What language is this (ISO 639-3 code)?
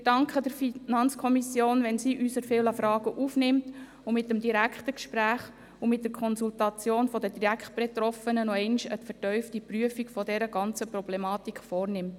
gsw